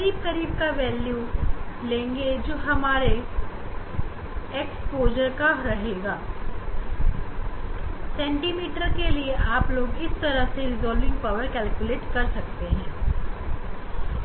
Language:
Hindi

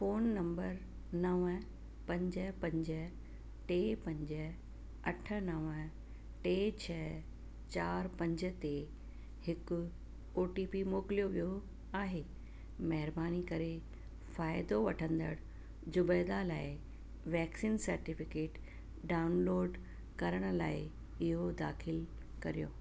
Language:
Sindhi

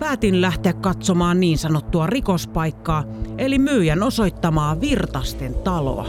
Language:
Finnish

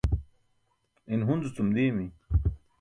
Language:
Burushaski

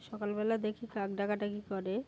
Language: Bangla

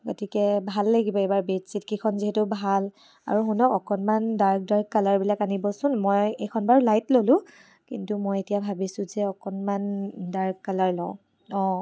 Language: Assamese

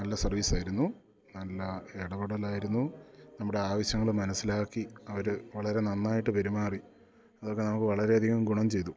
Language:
Malayalam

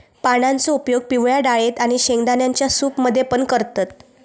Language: Marathi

